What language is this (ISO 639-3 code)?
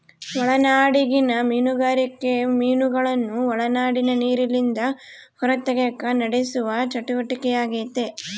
kan